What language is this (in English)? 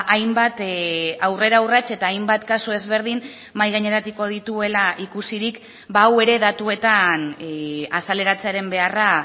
Basque